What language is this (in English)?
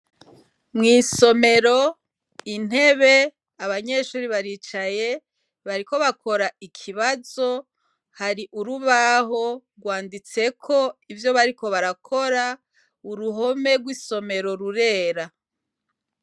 Rundi